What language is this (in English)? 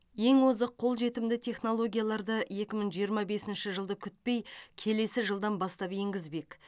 Kazakh